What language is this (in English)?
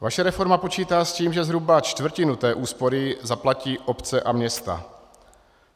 Czech